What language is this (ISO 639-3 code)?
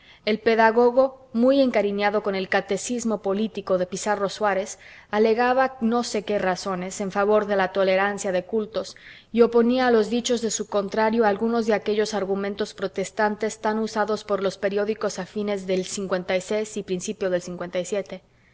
spa